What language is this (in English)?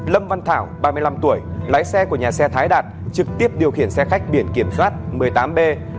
Vietnamese